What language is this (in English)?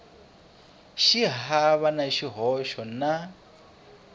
Tsonga